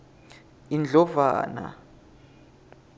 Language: Swati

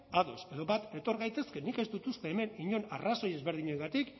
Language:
Basque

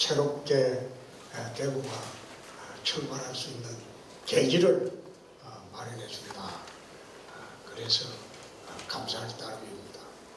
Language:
Korean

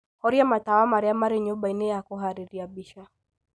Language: Kikuyu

